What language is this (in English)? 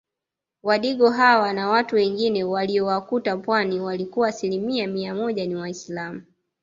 Swahili